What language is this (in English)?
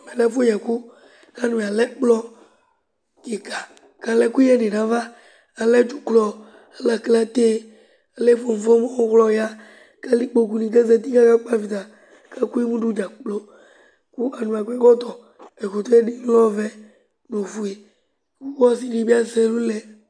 Ikposo